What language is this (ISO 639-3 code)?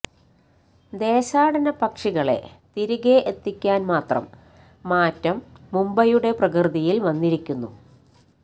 mal